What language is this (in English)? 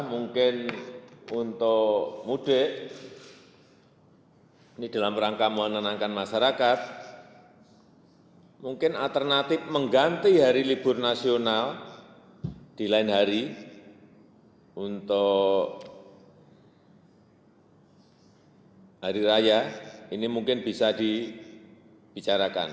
Indonesian